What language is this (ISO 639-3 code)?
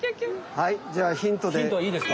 jpn